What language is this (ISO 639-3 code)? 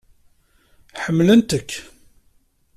kab